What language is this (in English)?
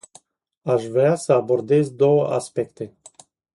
Romanian